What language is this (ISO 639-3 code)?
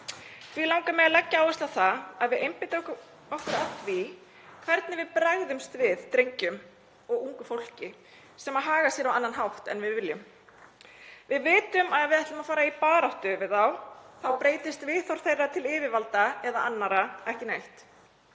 isl